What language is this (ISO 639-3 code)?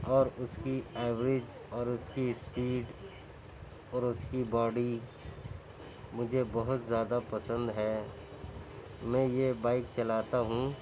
urd